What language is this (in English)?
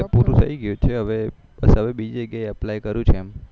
Gujarati